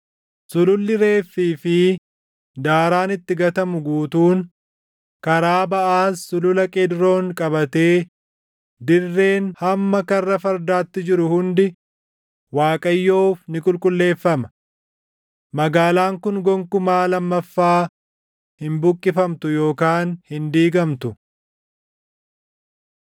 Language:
Oromo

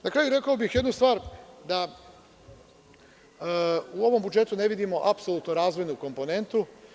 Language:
Serbian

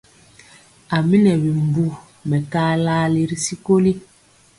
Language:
Mpiemo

